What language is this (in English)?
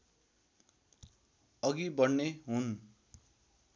Nepali